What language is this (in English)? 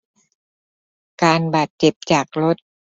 Thai